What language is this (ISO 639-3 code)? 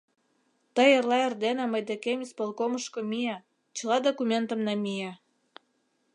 chm